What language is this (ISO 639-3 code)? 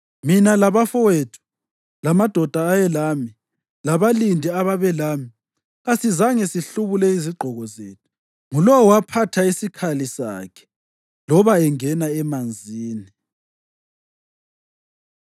nde